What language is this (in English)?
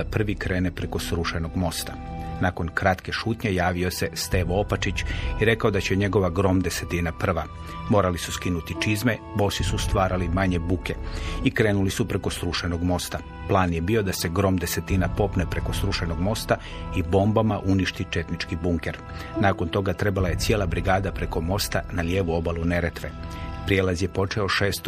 Croatian